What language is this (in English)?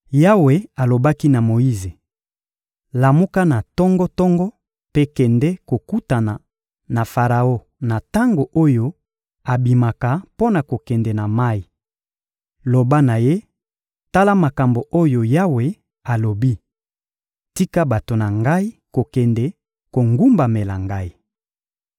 Lingala